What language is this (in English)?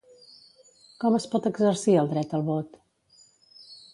Catalan